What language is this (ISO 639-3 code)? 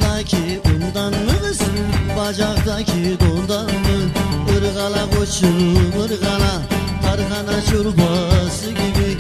tur